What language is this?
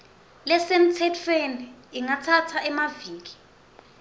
Swati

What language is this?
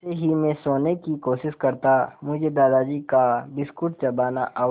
Hindi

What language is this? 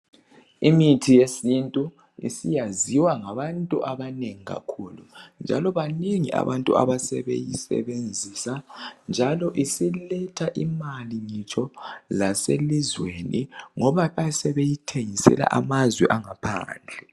North Ndebele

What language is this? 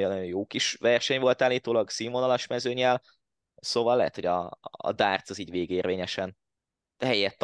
Hungarian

